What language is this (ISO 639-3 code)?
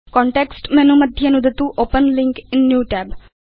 san